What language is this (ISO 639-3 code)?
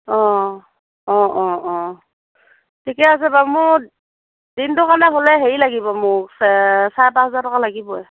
asm